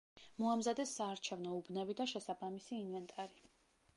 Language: Georgian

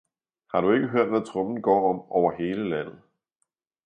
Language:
Danish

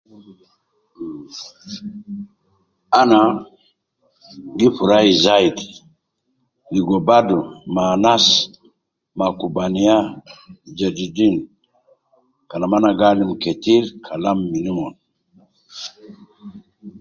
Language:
Nubi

